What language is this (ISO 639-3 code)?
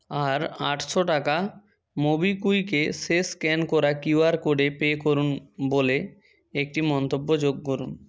ben